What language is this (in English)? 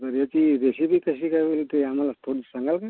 Marathi